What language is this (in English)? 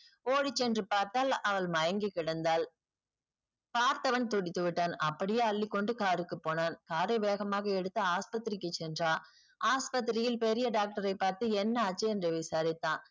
Tamil